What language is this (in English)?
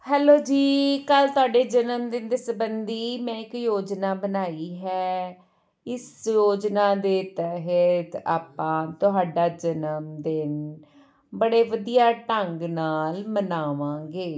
Punjabi